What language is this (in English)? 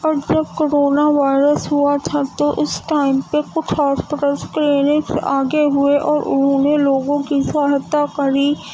Urdu